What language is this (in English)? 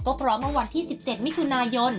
Thai